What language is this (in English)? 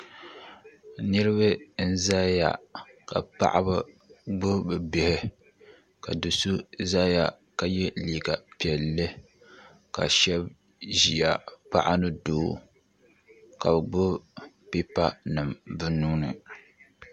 Dagbani